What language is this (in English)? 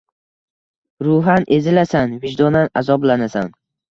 Uzbek